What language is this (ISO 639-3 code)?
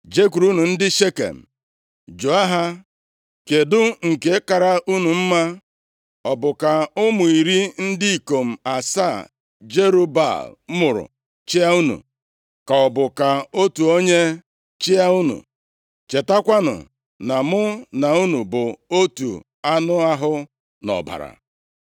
ibo